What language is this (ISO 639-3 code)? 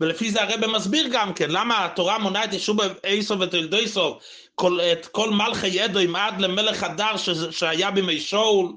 heb